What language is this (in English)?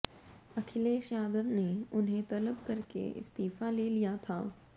Hindi